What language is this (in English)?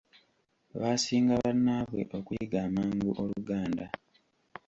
Ganda